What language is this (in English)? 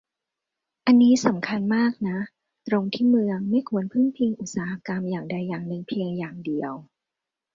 Thai